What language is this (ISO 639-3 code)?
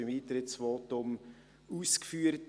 gsw